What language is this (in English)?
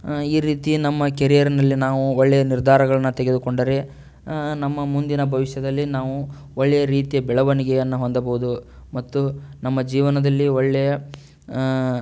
Kannada